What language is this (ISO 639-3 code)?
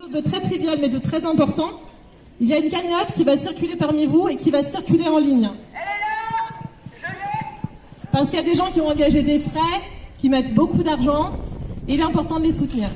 fra